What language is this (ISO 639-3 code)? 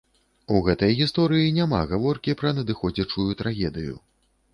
bel